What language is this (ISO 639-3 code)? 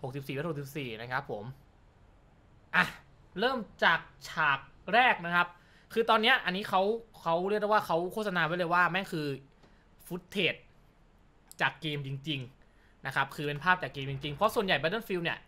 tha